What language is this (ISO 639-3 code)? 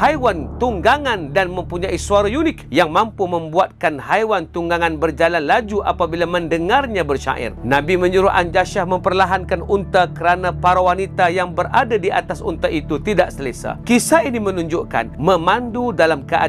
msa